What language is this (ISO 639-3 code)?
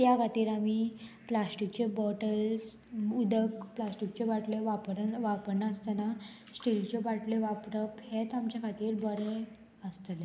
kok